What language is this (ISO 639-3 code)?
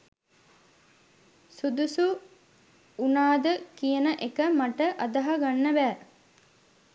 sin